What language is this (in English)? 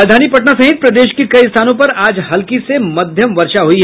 Hindi